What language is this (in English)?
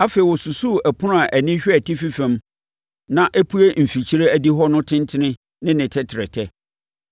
Akan